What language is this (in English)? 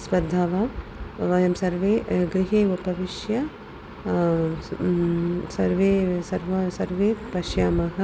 Sanskrit